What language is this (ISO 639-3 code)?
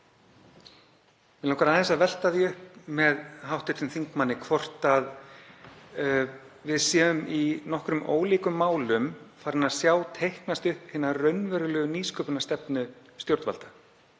isl